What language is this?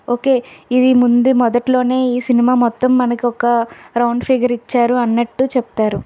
Telugu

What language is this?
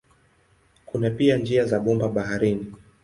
Swahili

